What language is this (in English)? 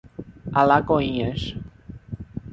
Portuguese